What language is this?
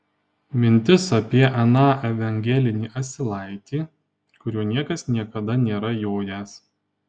Lithuanian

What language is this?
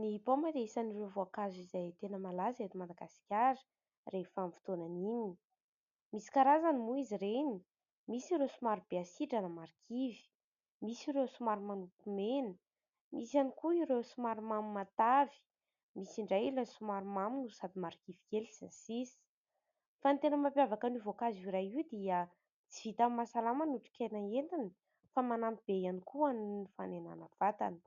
Malagasy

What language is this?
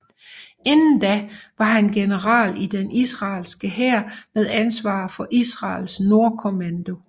Danish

